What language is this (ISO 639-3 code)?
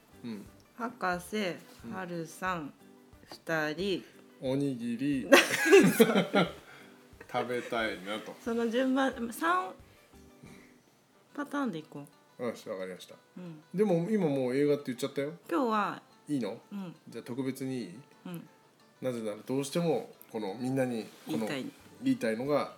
jpn